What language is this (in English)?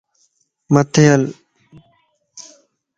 Lasi